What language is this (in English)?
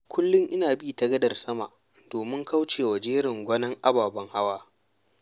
Hausa